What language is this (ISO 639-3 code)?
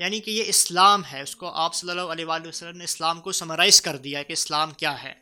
urd